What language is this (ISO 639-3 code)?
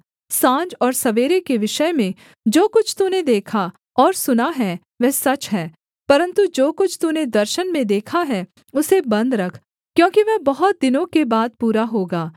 hin